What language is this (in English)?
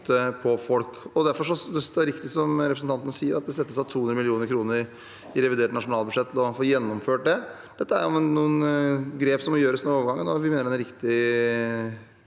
Norwegian